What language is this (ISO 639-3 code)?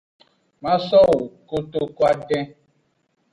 ajg